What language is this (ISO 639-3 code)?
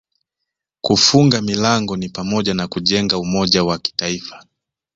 swa